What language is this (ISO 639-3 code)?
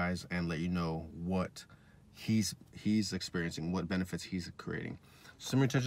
eng